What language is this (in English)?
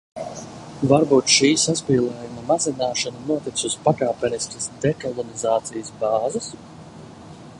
Latvian